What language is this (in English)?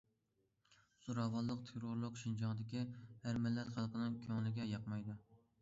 Uyghur